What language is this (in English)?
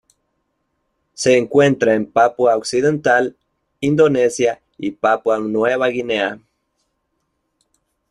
Spanish